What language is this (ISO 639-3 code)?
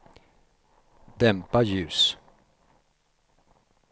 swe